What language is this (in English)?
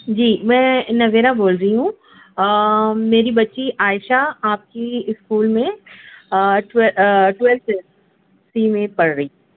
Urdu